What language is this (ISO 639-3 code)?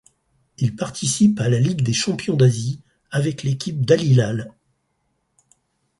fra